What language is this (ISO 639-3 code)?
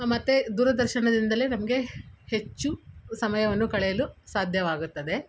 kan